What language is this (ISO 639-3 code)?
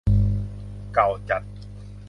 tha